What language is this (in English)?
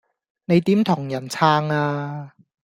Cantonese